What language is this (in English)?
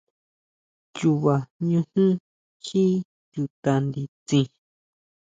Huautla Mazatec